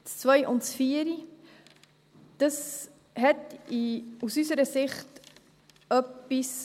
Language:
Swiss German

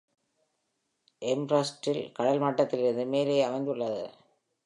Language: Tamil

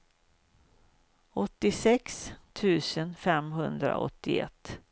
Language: Swedish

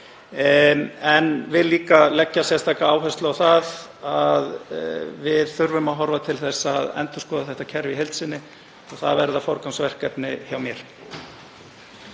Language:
Icelandic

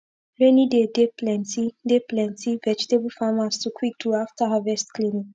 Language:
Nigerian Pidgin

